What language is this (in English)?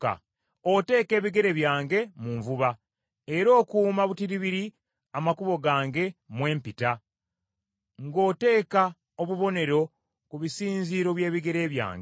Ganda